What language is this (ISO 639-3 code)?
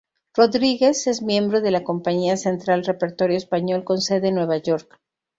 spa